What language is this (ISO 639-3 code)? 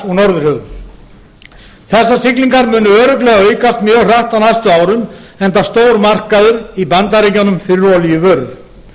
isl